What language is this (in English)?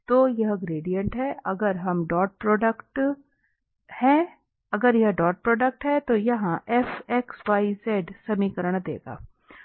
Hindi